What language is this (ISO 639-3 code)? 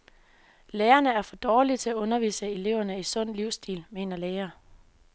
dan